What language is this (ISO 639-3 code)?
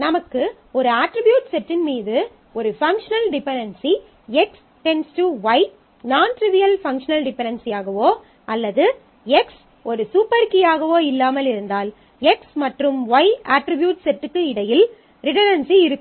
tam